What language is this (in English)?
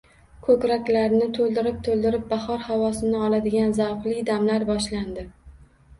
Uzbek